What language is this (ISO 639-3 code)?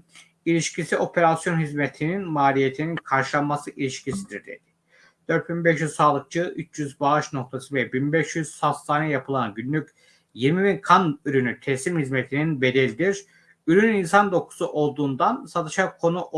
tur